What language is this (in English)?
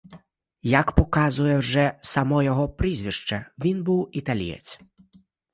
Ukrainian